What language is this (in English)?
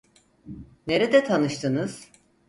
Turkish